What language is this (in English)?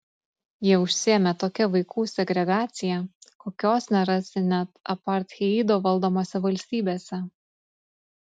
Lithuanian